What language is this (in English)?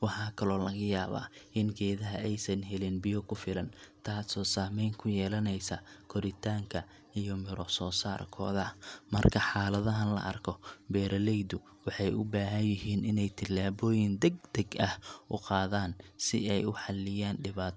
Somali